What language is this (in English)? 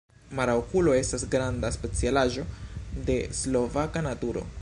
Esperanto